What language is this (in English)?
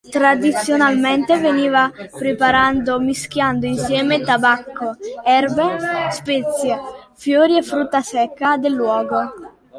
Italian